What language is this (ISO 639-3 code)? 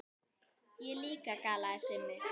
isl